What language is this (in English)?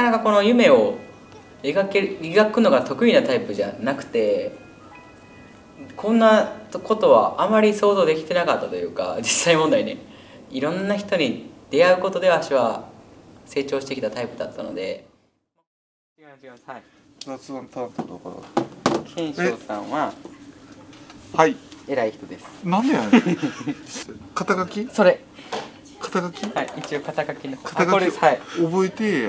Japanese